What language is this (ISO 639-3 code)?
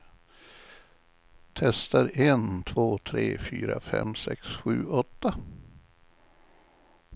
swe